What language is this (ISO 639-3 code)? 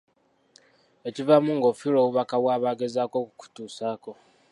lug